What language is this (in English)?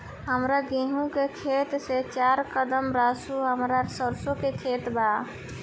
Bhojpuri